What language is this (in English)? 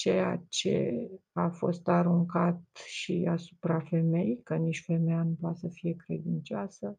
Romanian